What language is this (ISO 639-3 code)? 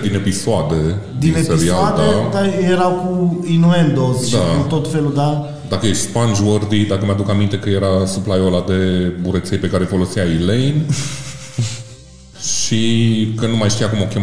ron